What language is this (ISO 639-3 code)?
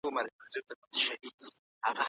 pus